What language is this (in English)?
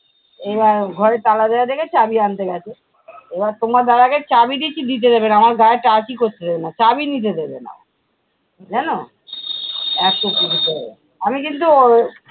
Bangla